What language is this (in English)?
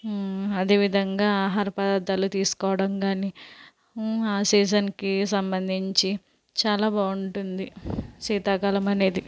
Telugu